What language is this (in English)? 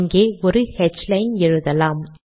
Tamil